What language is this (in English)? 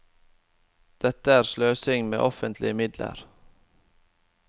Norwegian